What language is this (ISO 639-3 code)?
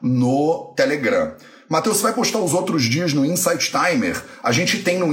por